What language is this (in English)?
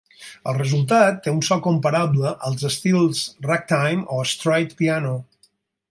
Catalan